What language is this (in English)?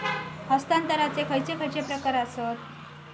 Marathi